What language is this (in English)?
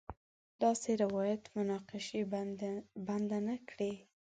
Pashto